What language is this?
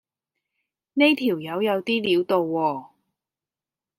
Cantonese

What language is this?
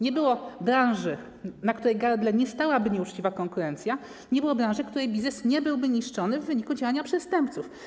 Polish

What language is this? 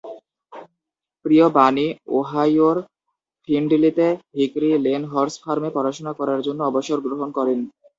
Bangla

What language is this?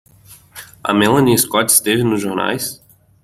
Portuguese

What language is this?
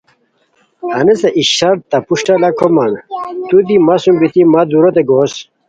Khowar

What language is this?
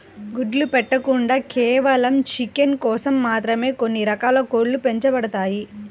Telugu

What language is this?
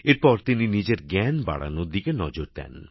Bangla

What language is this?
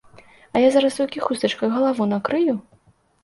Belarusian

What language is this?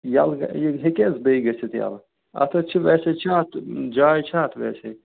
Kashmiri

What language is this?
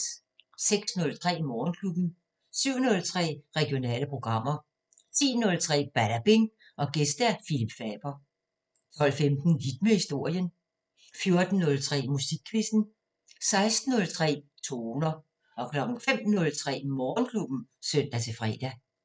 Danish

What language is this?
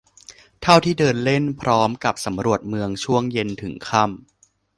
Thai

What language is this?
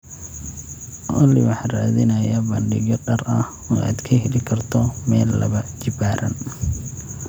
Somali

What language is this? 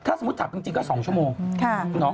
Thai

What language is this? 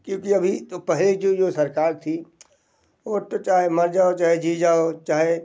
Hindi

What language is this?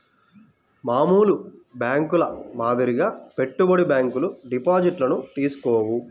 Telugu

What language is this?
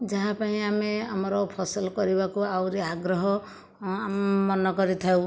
Odia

